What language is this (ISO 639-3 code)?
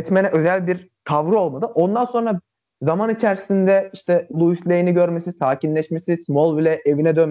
tur